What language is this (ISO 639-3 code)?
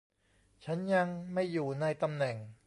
tha